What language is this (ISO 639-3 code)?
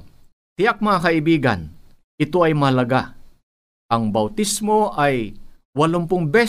fil